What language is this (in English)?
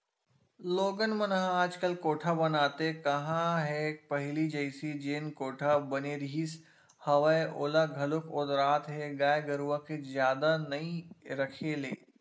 Chhattisgarhi